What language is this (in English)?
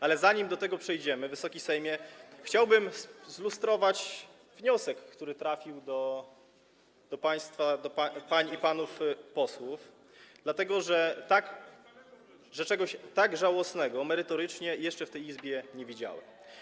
Polish